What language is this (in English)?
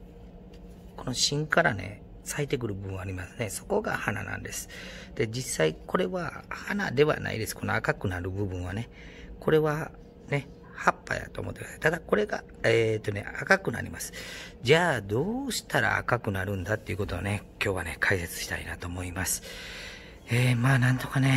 Japanese